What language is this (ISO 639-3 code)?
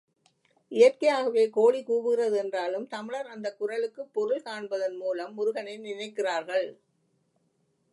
tam